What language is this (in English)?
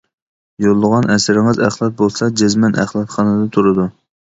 Uyghur